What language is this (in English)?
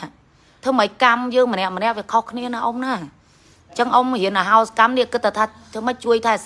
Vietnamese